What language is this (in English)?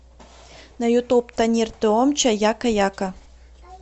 Russian